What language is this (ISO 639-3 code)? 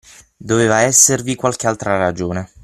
ita